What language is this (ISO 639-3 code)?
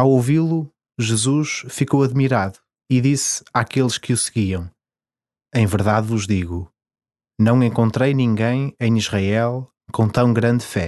por